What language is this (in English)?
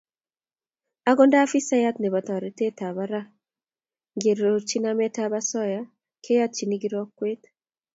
Kalenjin